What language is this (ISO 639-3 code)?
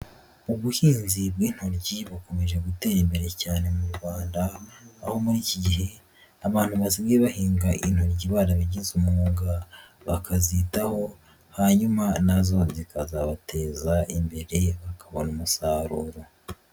kin